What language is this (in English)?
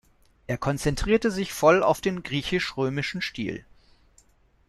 German